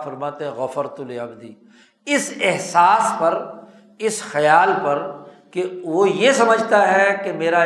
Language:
Urdu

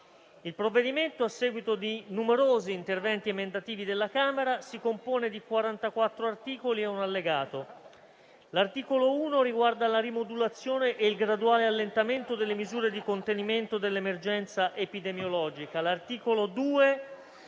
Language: Italian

